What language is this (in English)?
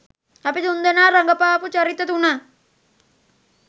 Sinhala